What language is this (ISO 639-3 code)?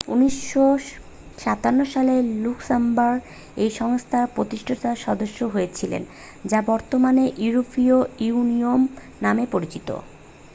ben